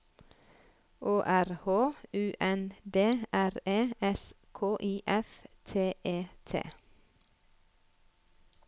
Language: Norwegian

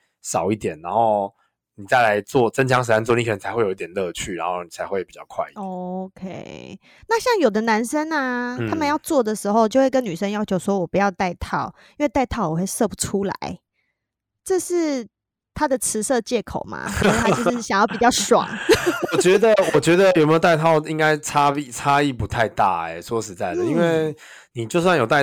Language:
Chinese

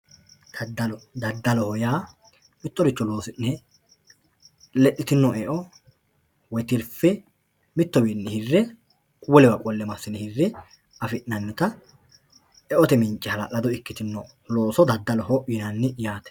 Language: Sidamo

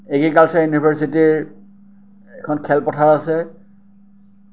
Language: Assamese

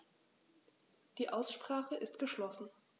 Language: German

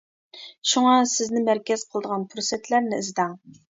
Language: Uyghur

